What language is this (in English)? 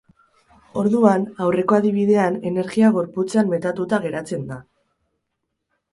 Basque